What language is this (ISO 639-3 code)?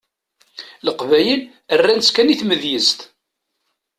kab